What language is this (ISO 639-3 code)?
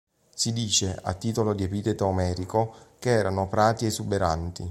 ita